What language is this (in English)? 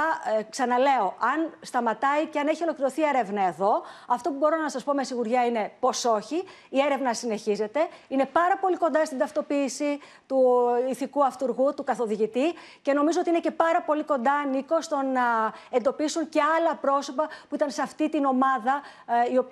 Greek